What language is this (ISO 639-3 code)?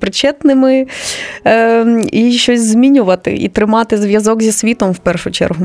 ukr